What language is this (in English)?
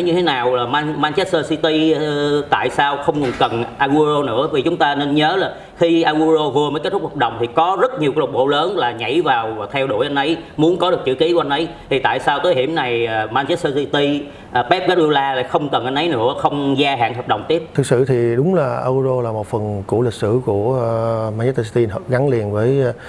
Vietnamese